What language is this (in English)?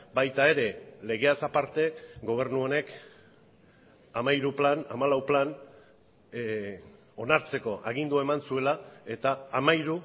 Basque